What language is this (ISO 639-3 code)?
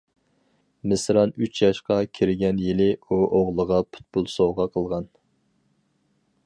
uig